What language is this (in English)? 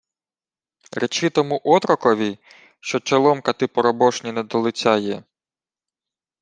Ukrainian